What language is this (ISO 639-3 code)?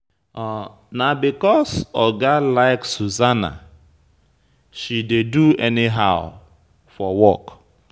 pcm